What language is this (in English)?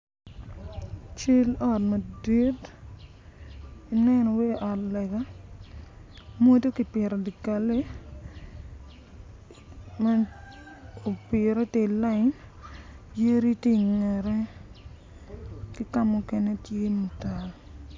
Acoli